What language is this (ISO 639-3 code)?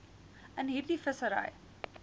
afr